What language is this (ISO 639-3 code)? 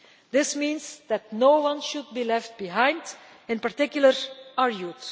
eng